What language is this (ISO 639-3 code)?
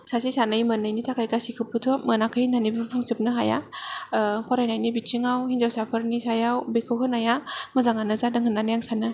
brx